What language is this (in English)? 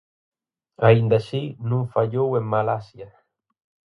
Galician